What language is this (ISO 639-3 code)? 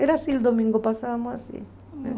por